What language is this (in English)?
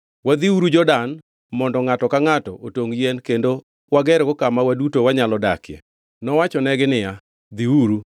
Luo (Kenya and Tanzania)